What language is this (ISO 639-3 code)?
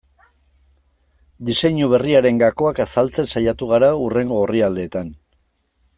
eus